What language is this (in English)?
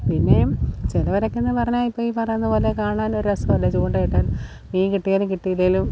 Malayalam